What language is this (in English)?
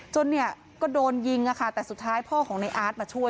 Thai